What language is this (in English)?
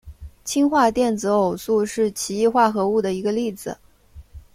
Chinese